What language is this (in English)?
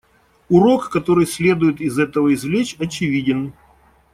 Russian